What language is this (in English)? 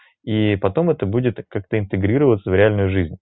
Russian